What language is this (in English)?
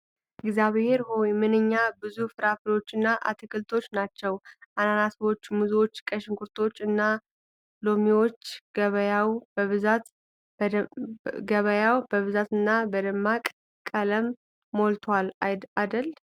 Amharic